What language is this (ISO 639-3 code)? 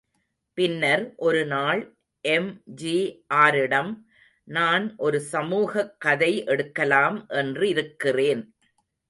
tam